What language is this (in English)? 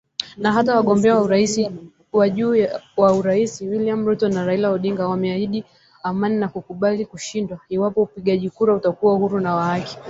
Swahili